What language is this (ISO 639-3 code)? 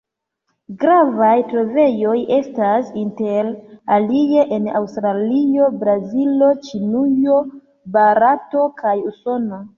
epo